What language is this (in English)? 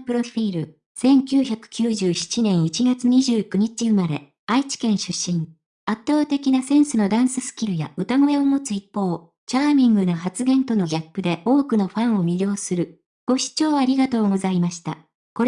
Japanese